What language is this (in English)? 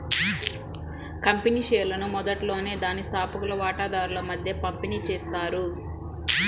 Telugu